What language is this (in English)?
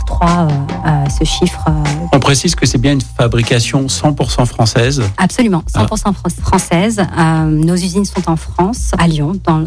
French